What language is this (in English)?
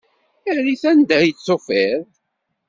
Kabyle